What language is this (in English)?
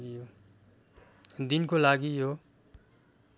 Nepali